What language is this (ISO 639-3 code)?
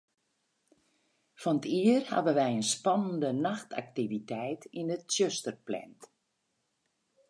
fry